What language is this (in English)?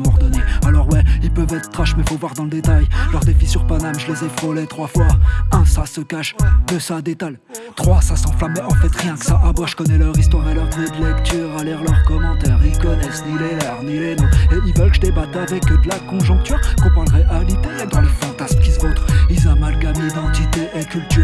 French